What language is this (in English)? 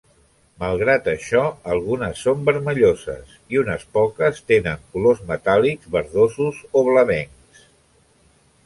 Catalan